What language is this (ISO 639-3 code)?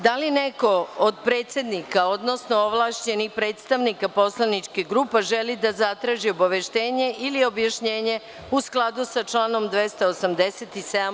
srp